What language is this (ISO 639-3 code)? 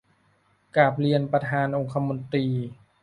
tha